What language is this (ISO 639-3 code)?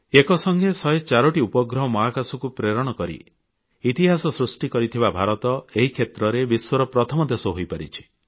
ori